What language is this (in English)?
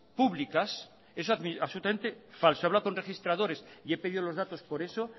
Spanish